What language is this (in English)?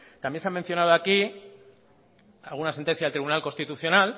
Spanish